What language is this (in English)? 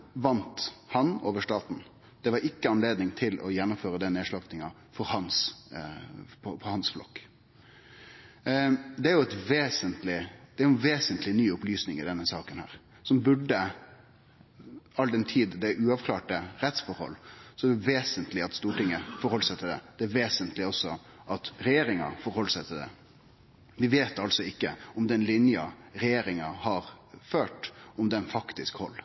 Norwegian Nynorsk